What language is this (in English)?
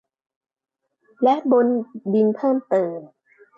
Thai